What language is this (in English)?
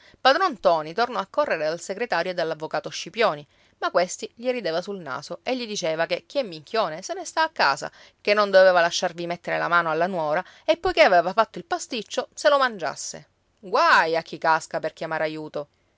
Italian